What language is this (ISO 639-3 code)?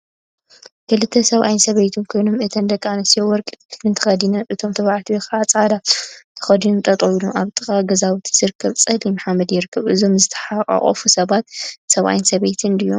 tir